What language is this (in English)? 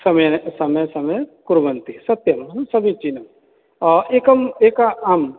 Sanskrit